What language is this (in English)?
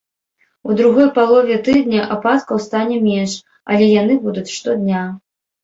Belarusian